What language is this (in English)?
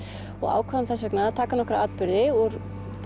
Icelandic